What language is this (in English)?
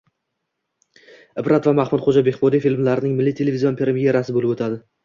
Uzbek